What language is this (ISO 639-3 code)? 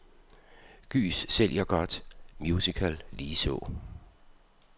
dan